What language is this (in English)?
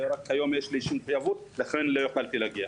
Hebrew